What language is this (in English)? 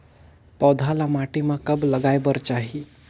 Chhattisgarhi